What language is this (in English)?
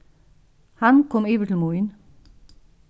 Faroese